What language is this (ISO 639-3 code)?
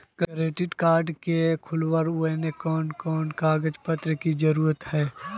mag